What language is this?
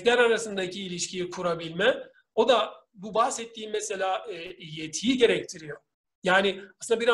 Turkish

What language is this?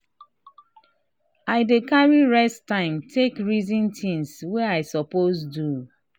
Nigerian Pidgin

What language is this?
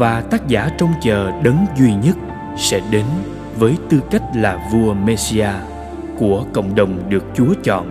Vietnamese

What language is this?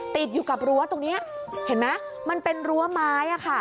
Thai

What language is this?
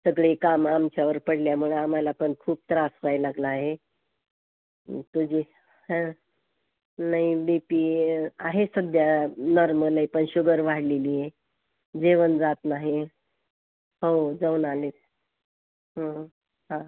Marathi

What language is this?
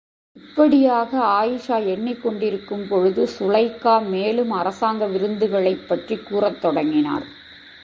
Tamil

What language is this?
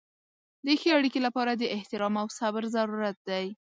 Pashto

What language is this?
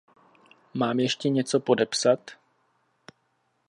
Czech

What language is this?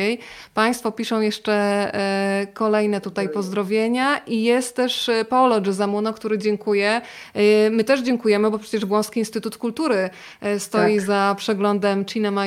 Polish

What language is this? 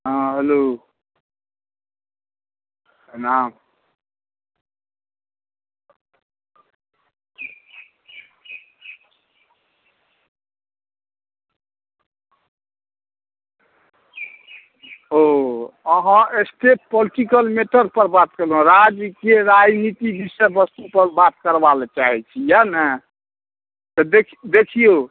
Maithili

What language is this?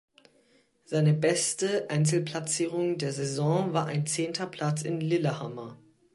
German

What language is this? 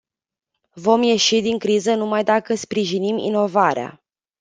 Romanian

